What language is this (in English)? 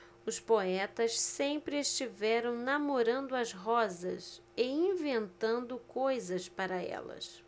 Portuguese